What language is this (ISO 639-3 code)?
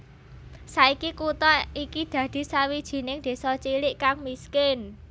jav